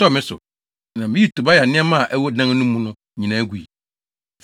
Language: Akan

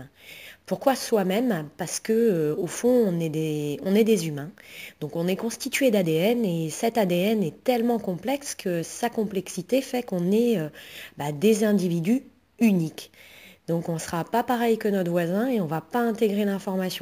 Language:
French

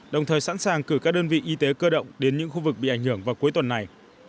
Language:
Vietnamese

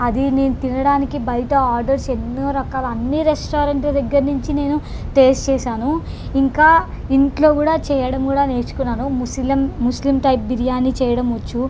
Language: Telugu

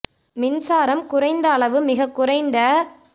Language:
Tamil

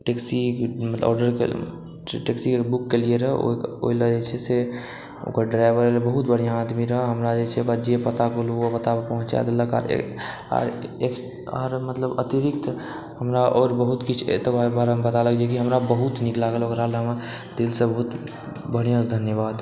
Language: Maithili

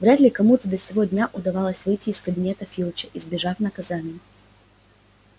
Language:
Russian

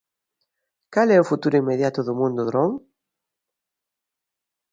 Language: Galician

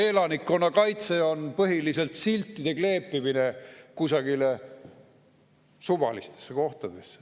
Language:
Estonian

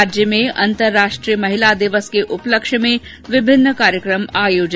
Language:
Hindi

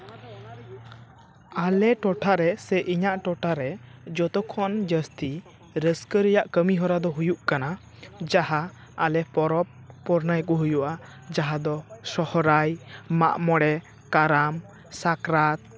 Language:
Santali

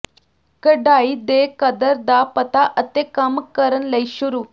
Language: Punjabi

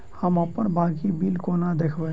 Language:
Maithili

